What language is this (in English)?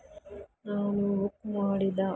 Kannada